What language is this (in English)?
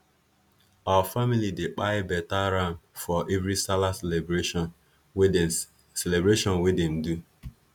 Nigerian Pidgin